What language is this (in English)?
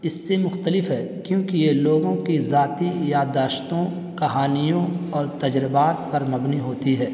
Urdu